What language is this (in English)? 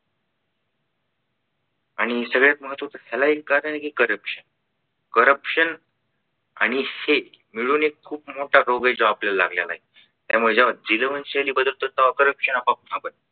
Marathi